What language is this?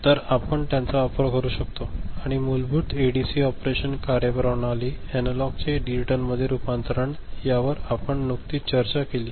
Marathi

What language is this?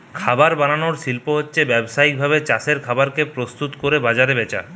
Bangla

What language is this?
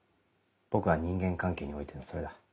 Japanese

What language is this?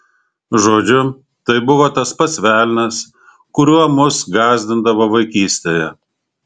Lithuanian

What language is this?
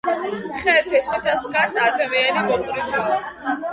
Georgian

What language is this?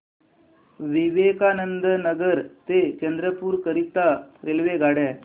Marathi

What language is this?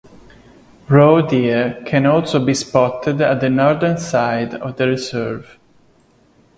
English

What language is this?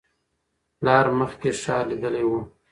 Pashto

